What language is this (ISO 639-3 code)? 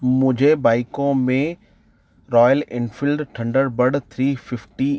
hin